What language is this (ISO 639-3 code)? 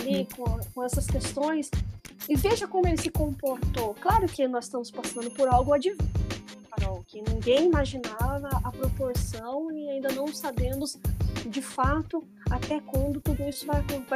por